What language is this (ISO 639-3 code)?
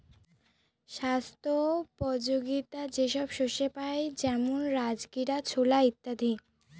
ben